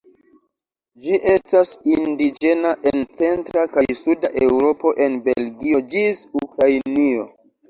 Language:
Esperanto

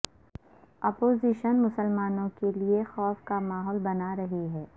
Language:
Urdu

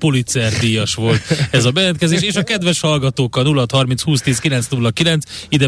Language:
Hungarian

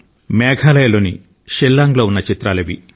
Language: Telugu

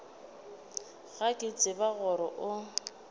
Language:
Northern Sotho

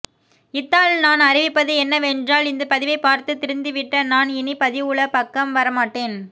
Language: Tamil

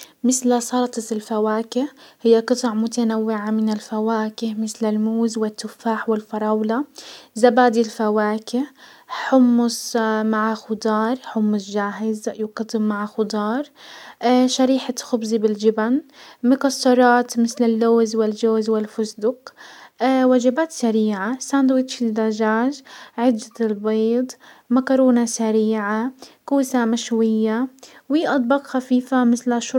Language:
Hijazi Arabic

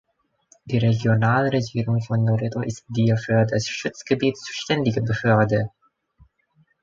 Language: German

